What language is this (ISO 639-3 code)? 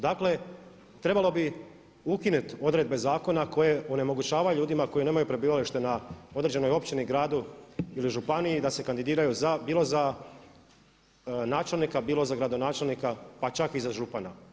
hrv